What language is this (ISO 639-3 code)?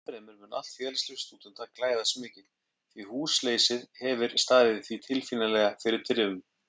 isl